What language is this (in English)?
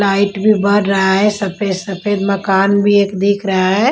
Hindi